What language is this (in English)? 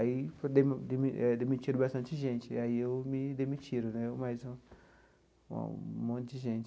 Portuguese